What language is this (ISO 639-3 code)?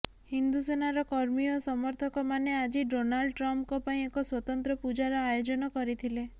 ori